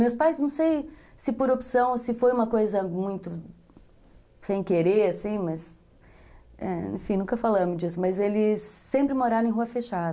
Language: Portuguese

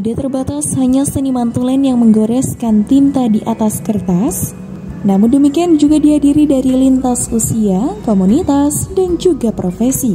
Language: Indonesian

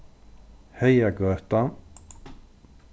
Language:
Faroese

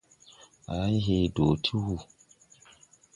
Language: Tupuri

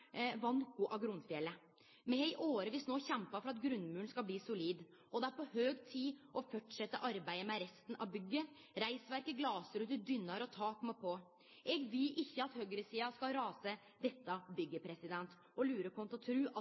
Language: Norwegian Nynorsk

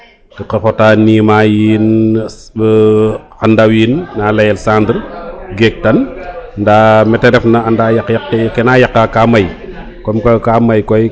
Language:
Serer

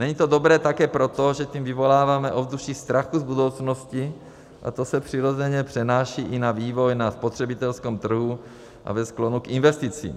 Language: Czech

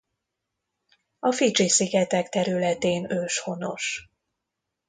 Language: Hungarian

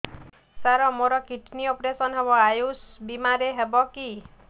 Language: Odia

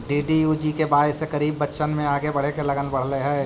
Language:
Magahi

